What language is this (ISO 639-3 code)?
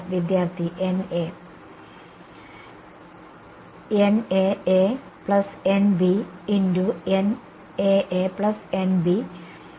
mal